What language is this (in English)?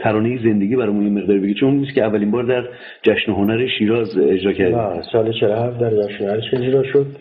Persian